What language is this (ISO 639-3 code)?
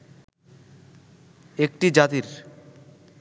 ben